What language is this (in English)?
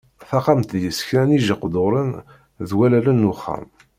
Kabyle